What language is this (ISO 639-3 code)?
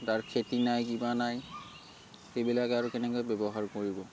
asm